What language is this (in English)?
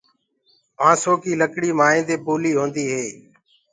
Gurgula